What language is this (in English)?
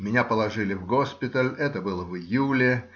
Russian